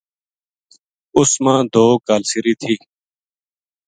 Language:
Gujari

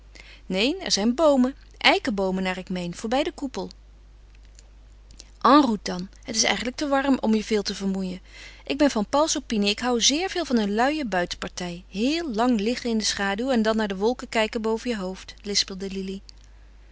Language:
Dutch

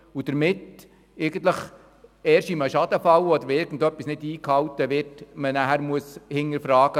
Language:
Swiss German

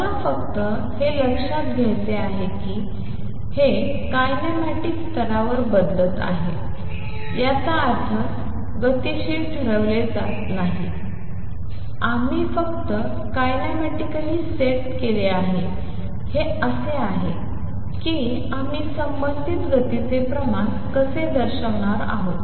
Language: Marathi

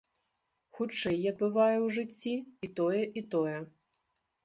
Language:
Belarusian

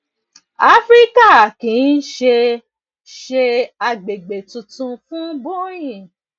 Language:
Yoruba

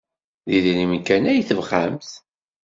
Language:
Kabyle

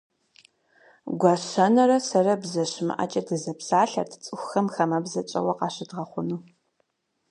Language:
Kabardian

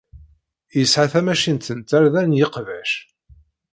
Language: Kabyle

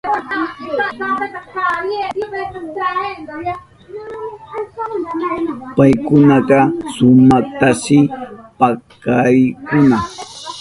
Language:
Southern Pastaza Quechua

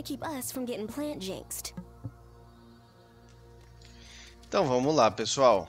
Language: Portuguese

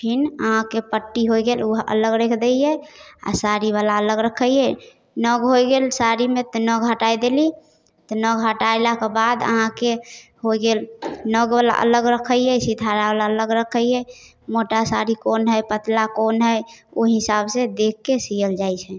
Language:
Maithili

